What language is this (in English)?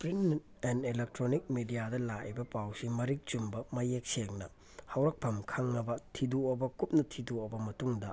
Manipuri